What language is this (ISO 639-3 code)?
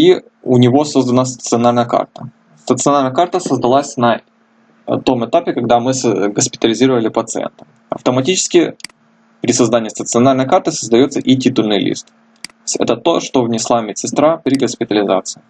rus